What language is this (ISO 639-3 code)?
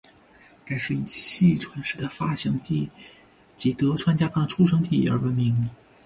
zho